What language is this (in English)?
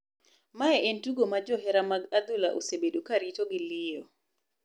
Luo (Kenya and Tanzania)